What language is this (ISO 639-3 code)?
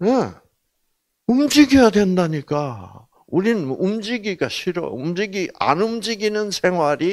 kor